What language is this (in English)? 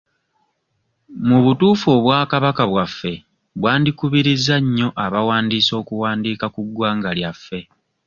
Ganda